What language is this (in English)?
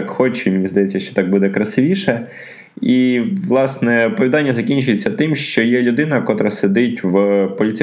Ukrainian